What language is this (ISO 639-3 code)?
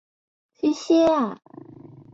zho